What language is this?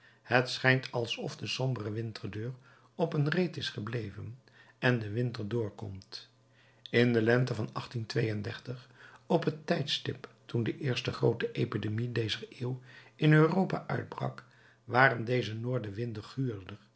Dutch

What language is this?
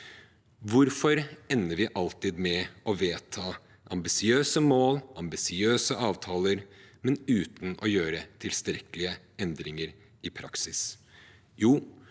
Norwegian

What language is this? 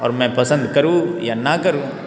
Hindi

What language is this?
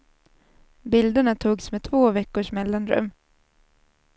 Swedish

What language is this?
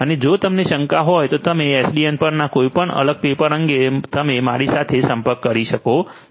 Gujarati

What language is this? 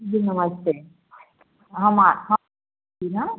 Hindi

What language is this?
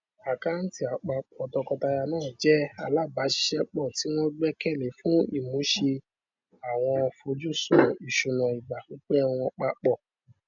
Yoruba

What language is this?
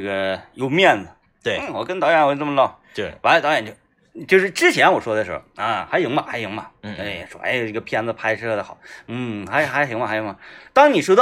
Chinese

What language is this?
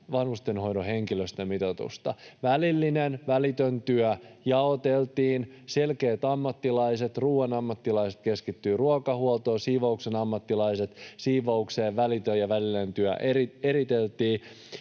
Finnish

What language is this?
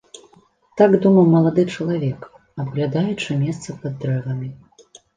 Belarusian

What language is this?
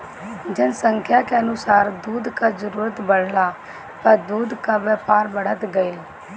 Bhojpuri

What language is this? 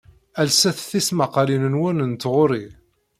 Kabyle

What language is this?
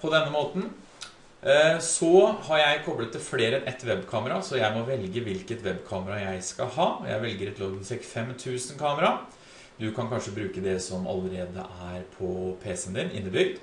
Norwegian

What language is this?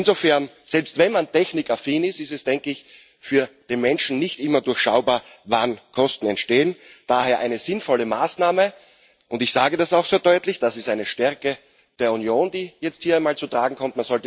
German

